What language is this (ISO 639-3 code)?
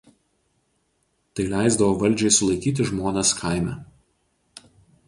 lit